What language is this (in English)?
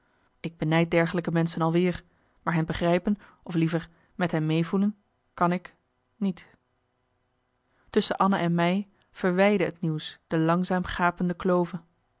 Dutch